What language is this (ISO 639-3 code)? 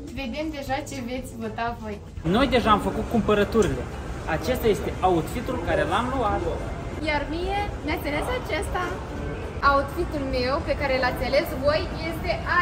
ron